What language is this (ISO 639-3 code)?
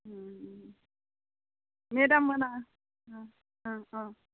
brx